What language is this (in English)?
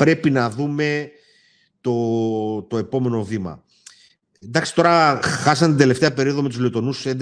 Greek